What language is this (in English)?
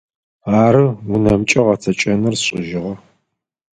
Adyghe